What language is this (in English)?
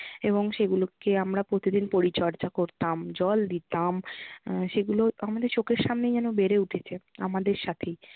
Bangla